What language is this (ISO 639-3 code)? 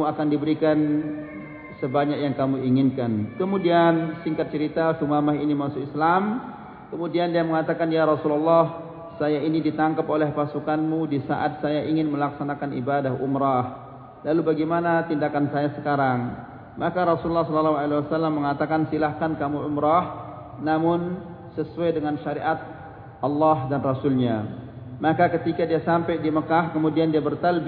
msa